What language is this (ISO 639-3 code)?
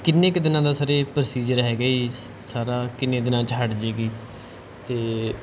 pan